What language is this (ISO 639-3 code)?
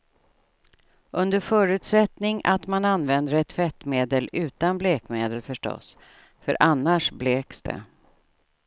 swe